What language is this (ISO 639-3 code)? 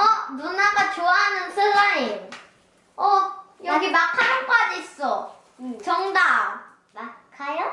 kor